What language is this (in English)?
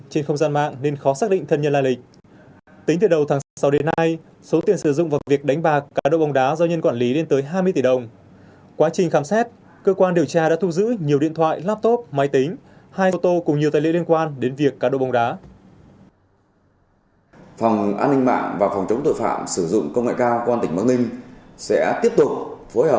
Vietnamese